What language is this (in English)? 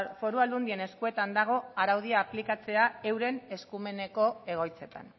Basque